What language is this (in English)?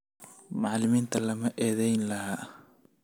Somali